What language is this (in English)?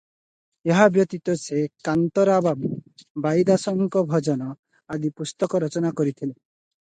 Odia